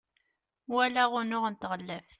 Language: Kabyle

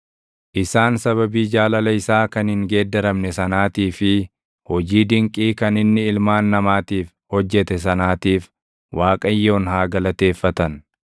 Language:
Oromo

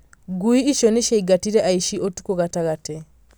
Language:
Kikuyu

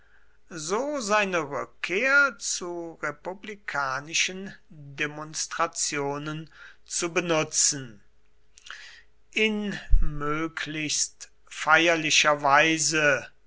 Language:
German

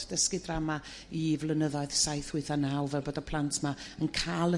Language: Welsh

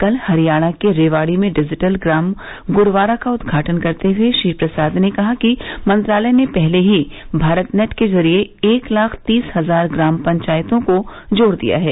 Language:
Hindi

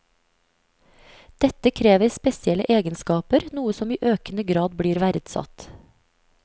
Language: Norwegian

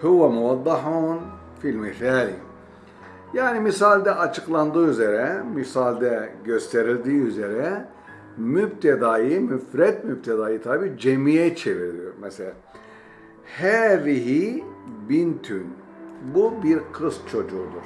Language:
Turkish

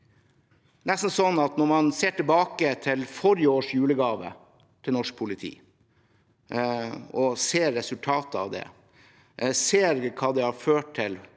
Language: Norwegian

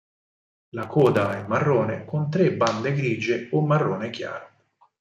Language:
Italian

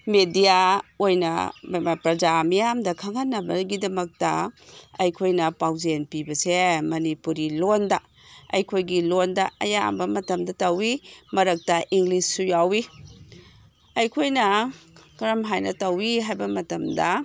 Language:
Manipuri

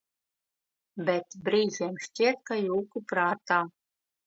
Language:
Latvian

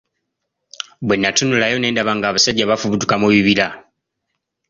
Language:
Ganda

